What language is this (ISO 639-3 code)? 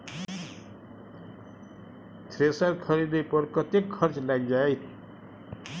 mai